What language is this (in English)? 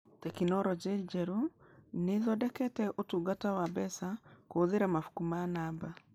Kikuyu